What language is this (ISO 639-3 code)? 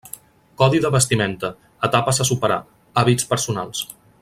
cat